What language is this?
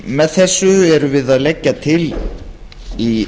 Icelandic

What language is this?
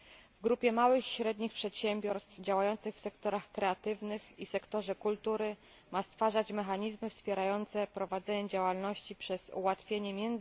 Polish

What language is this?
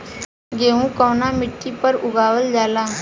Bhojpuri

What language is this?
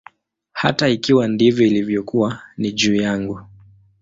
Swahili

